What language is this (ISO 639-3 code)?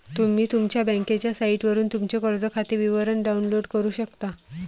mar